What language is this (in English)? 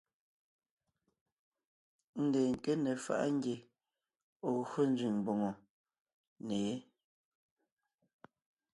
Ngiemboon